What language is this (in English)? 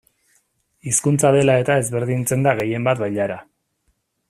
Basque